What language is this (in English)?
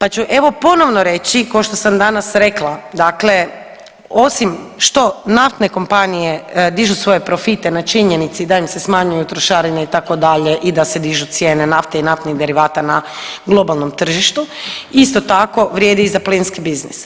Croatian